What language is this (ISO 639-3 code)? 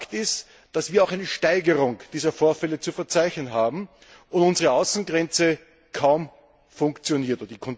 deu